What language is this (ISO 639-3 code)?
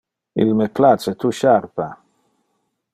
ina